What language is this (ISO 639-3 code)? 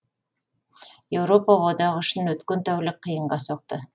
kaz